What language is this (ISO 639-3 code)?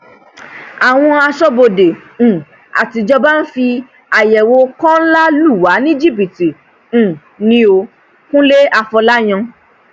yor